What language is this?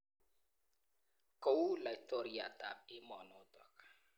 Kalenjin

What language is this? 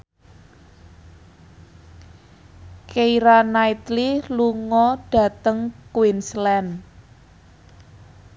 Javanese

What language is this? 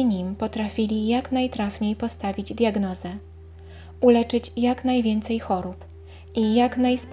Polish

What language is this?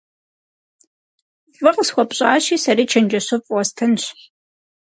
Kabardian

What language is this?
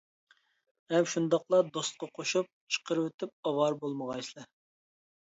Uyghur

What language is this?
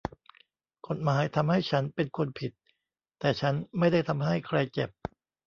Thai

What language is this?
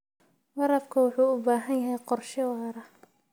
Somali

